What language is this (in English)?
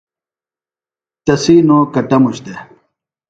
Phalura